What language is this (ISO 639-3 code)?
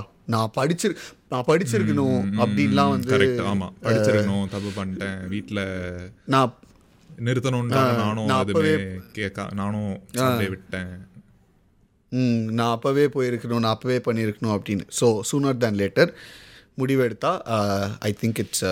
tam